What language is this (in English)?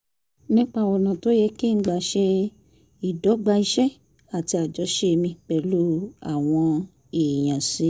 Yoruba